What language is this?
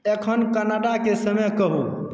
Maithili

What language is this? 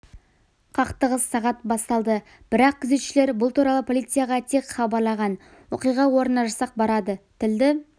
Kazakh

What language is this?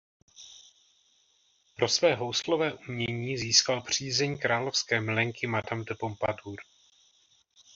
Czech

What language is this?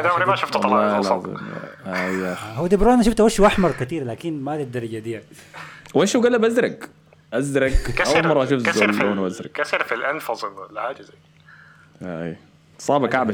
Arabic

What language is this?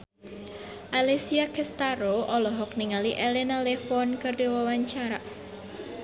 Sundanese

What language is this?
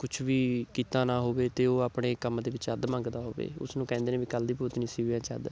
Punjabi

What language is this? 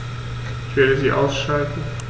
German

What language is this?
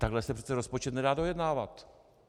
Czech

